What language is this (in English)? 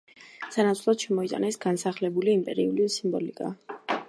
Georgian